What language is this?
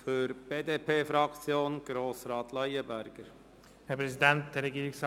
Swiss German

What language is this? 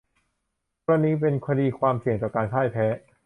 Thai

